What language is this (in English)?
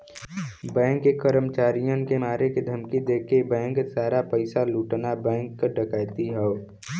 Bhojpuri